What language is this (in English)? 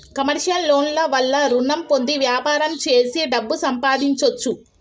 Telugu